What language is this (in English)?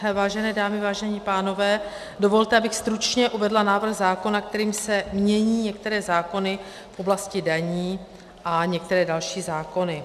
Czech